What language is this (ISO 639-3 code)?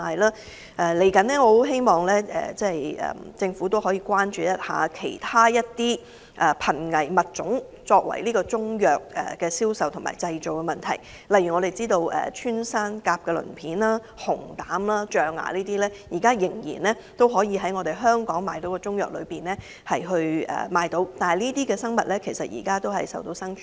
yue